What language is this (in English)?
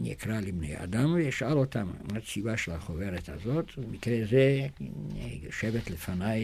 Hebrew